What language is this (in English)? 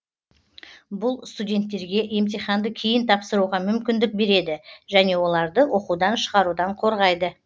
Kazakh